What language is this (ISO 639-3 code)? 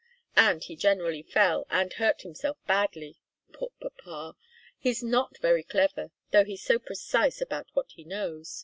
eng